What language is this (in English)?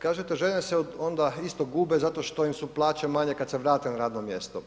Croatian